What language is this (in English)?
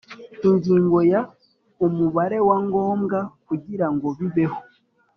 Kinyarwanda